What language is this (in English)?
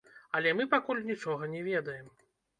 Belarusian